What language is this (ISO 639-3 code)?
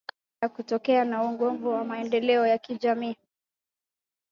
swa